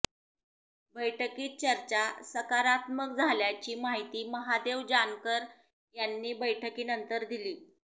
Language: Marathi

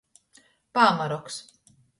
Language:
Latgalian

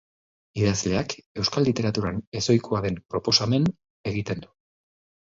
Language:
Basque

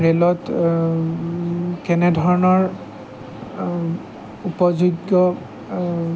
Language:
Assamese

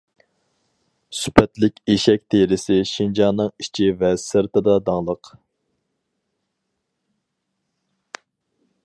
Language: Uyghur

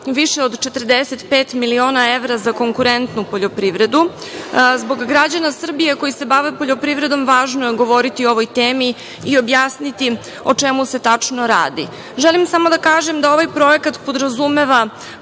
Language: Serbian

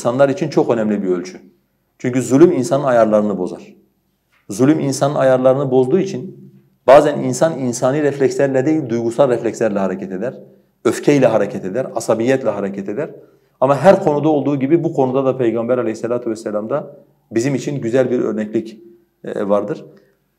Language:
Turkish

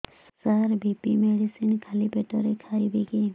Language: Odia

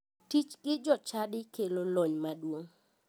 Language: Luo (Kenya and Tanzania)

